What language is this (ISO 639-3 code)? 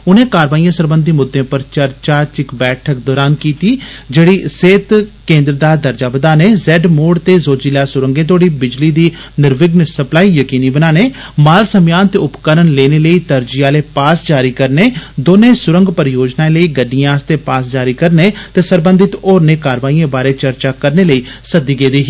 doi